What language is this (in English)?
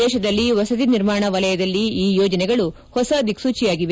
Kannada